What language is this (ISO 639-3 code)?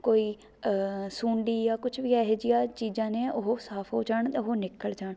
pan